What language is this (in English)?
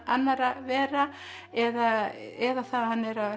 Icelandic